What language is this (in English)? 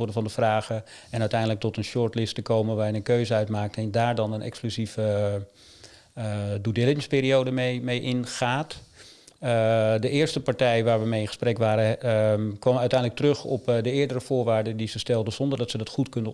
Dutch